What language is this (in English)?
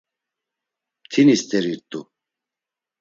Laz